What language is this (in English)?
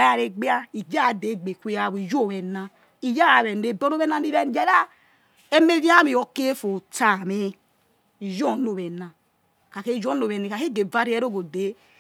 Yekhee